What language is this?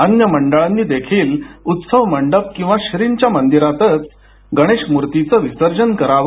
Marathi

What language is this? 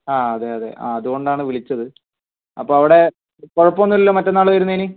Malayalam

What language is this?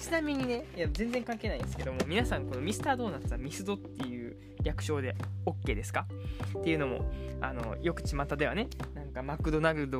Japanese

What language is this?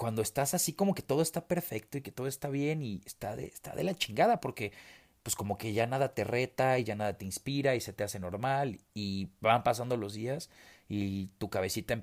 Spanish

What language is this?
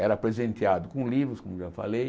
Portuguese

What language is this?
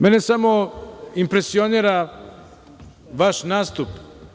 Serbian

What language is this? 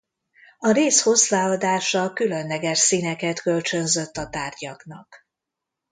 Hungarian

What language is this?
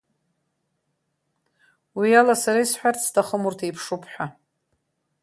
Abkhazian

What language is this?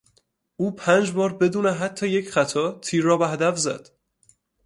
Persian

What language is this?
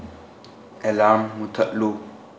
Manipuri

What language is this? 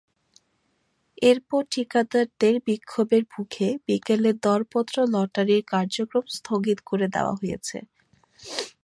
Bangla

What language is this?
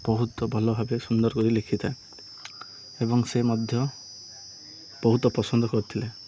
Odia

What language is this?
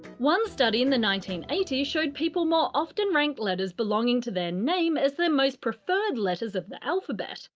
English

